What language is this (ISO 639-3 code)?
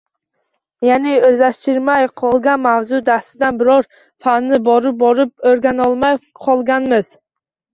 uzb